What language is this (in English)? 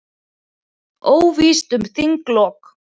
Icelandic